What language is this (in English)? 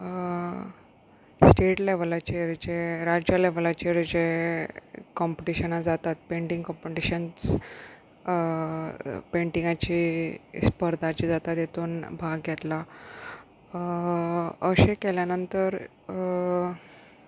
Konkani